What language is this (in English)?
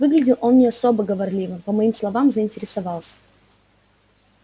Russian